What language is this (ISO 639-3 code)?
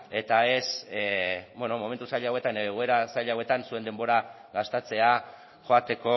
eus